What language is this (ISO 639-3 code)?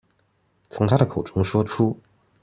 zho